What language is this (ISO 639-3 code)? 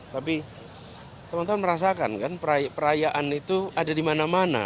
ind